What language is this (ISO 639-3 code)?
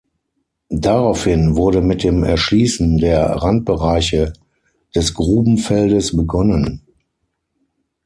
deu